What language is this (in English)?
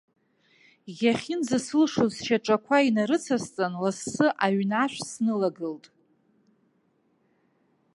Abkhazian